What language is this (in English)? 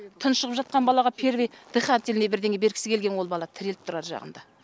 Kazakh